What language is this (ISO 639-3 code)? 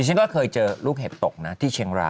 tha